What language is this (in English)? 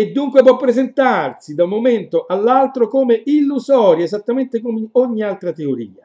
Italian